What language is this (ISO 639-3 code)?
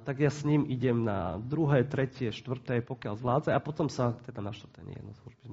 slk